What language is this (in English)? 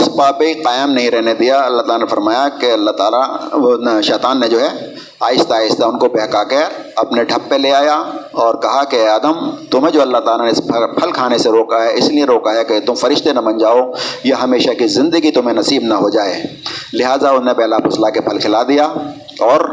Urdu